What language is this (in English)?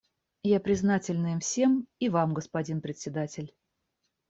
Russian